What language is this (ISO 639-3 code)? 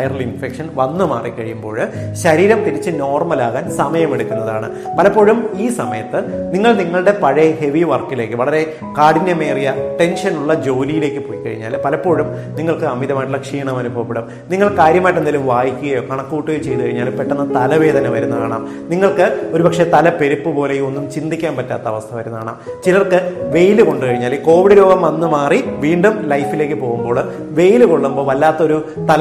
mal